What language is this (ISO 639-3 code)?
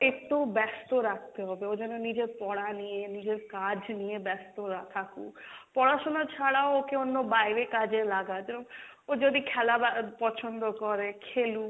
ben